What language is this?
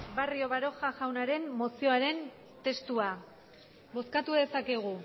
Basque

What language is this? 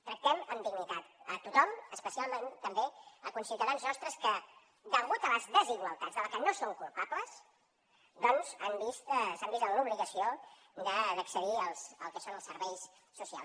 Catalan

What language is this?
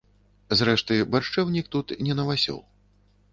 Belarusian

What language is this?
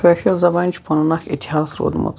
Kashmiri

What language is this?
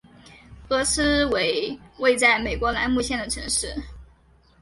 Chinese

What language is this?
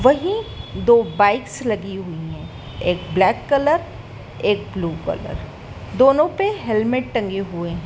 Hindi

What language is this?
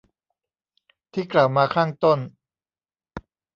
Thai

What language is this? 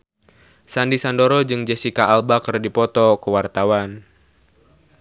Sundanese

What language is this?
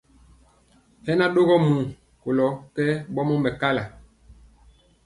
Mpiemo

